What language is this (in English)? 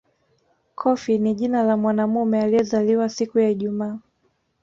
Swahili